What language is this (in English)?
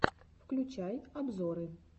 Russian